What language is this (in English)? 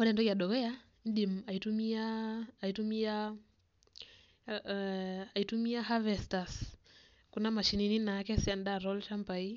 Masai